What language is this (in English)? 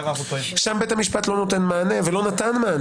Hebrew